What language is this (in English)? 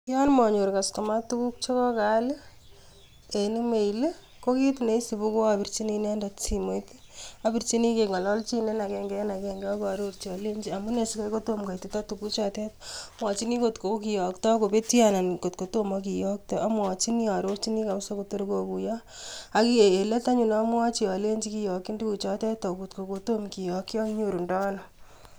Kalenjin